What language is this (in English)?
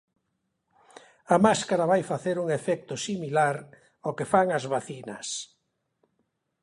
Galician